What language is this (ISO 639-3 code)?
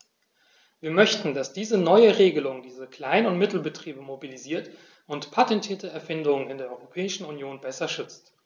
deu